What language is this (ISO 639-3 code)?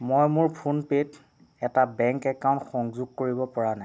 asm